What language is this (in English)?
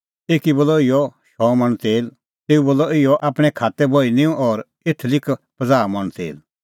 Kullu Pahari